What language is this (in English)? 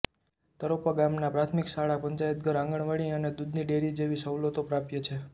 Gujarati